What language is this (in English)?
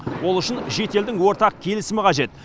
Kazakh